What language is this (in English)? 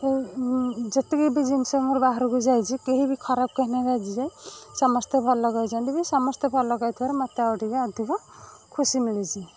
Odia